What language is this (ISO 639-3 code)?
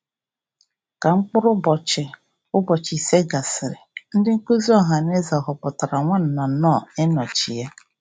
ibo